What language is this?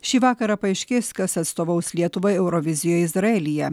Lithuanian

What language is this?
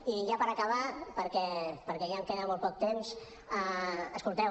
Catalan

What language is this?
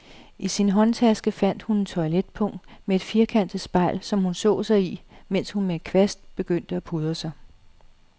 Danish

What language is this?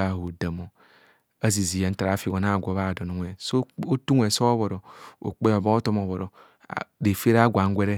Kohumono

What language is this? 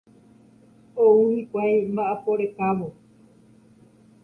Guarani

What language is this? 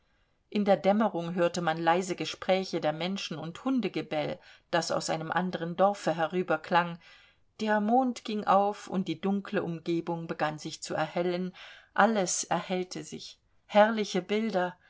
German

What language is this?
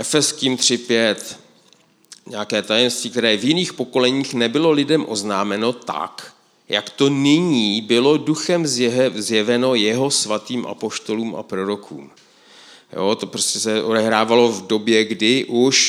Czech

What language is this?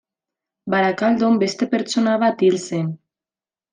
Basque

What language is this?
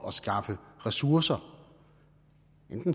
Danish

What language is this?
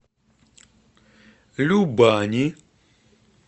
Russian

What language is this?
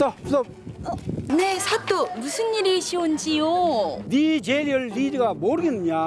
Korean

